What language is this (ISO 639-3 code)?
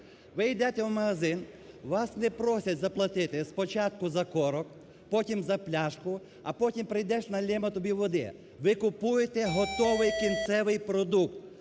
ukr